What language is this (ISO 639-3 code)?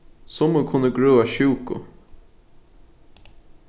fao